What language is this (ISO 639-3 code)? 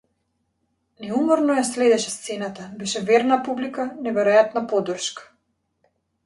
mkd